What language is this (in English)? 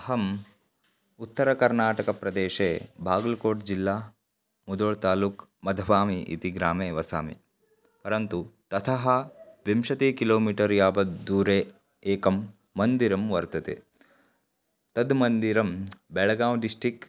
Sanskrit